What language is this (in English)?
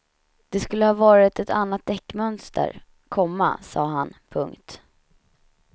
Swedish